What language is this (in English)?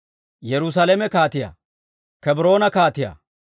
Dawro